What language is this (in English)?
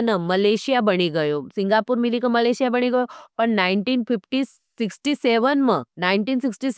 Nimadi